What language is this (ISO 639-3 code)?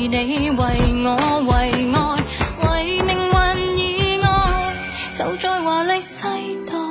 zho